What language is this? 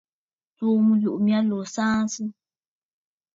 Bafut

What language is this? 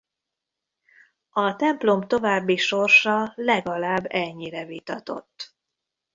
Hungarian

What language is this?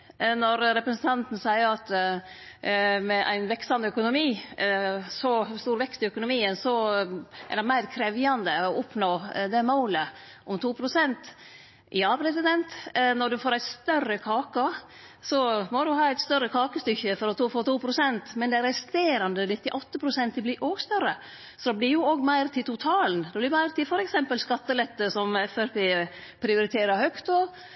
Norwegian Nynorsk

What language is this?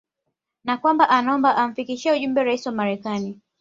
Swahili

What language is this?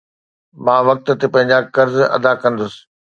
Sindhi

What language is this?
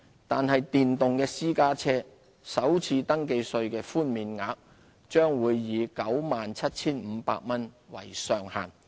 Cantonese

